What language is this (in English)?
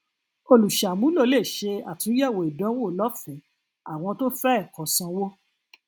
Yoruba